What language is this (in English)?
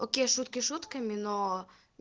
Russian